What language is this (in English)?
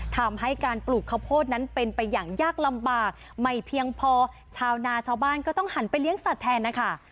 Thai